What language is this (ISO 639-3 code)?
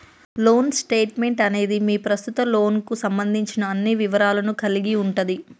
tel